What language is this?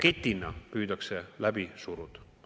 Estonian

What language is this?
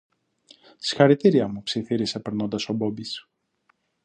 Greek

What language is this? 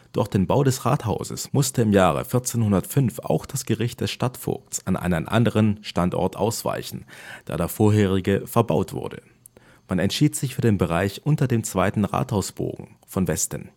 German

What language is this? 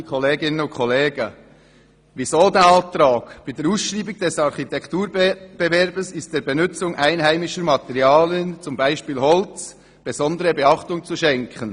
Swiss German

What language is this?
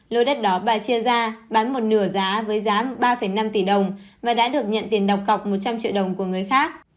Vietnamese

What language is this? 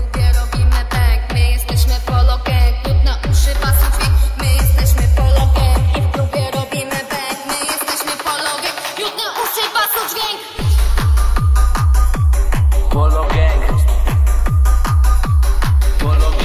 Hindi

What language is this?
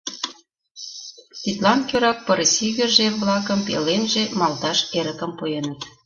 Mari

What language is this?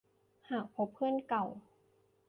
Thai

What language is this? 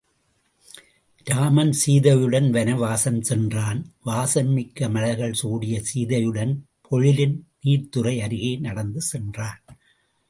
Tamil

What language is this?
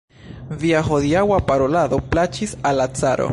Esperanto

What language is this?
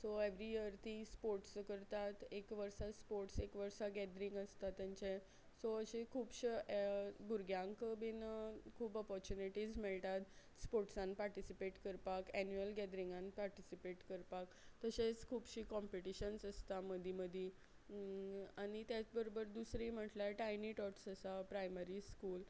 Konkani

